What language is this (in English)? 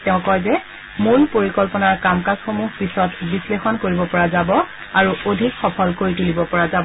Assamese